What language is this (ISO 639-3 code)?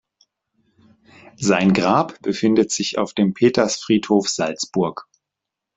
deu